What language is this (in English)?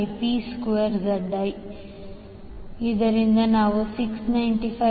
Kannada